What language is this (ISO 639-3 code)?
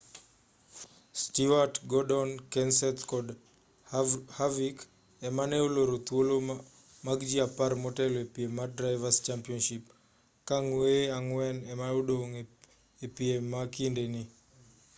luo